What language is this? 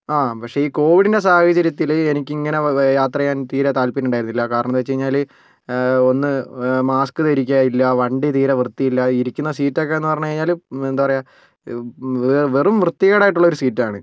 Malayalam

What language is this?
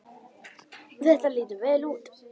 Icelandic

